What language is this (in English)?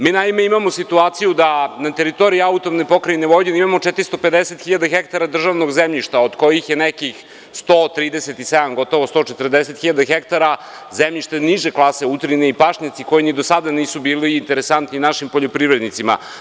Serbian